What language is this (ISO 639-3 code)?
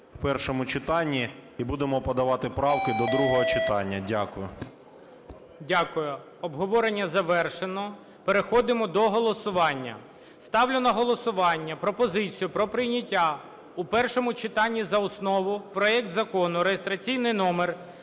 ukr